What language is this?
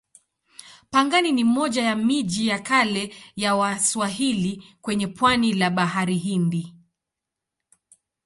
Swahili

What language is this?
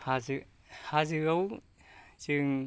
Bodo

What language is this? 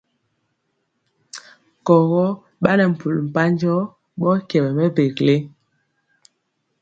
Mpiemo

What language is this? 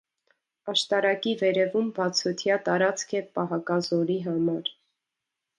Armenian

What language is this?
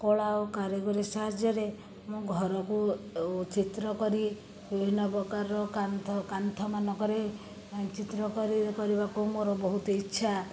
Odia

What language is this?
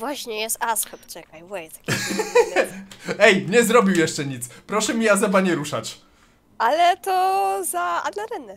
Polish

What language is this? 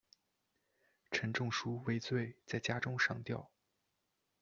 Chinese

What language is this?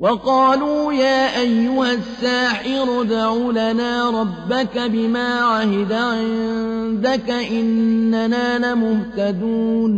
Arabic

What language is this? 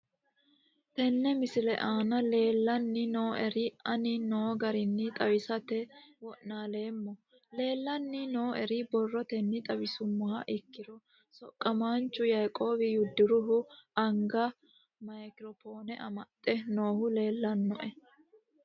Sidamo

